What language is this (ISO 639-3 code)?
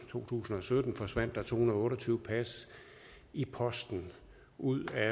dan